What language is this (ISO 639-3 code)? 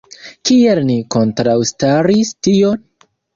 epo